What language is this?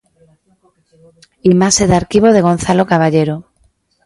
Galician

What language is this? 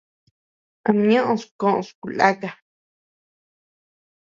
Tepeuxila Cuicatec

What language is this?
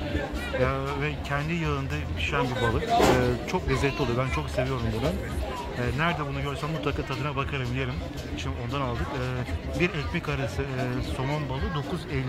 Turkish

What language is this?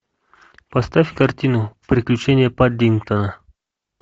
Russian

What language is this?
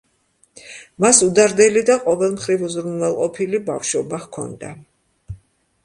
Georgian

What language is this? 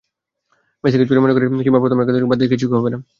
Bangla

